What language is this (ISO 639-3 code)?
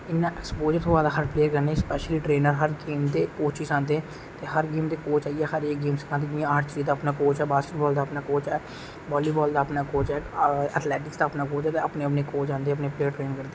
doi